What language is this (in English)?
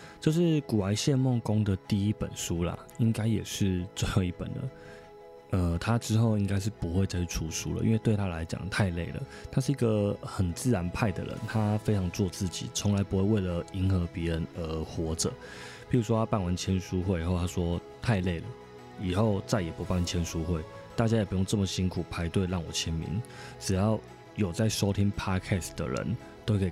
Chinese